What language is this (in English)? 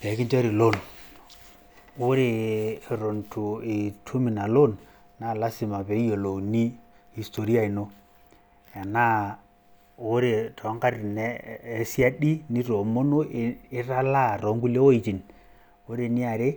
Masai